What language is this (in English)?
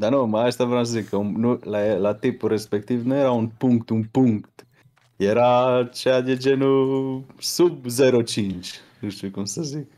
Romanian